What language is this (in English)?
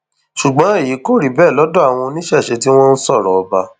Yoruba